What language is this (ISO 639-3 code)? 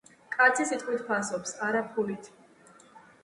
kat